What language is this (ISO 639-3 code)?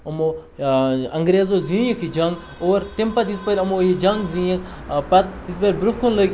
kas